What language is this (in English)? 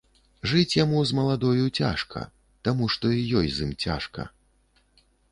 Belarusian